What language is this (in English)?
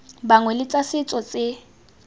Tswana